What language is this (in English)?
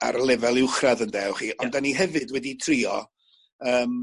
Welsh